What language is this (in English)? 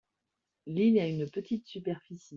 French